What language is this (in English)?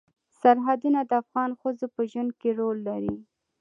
Pashto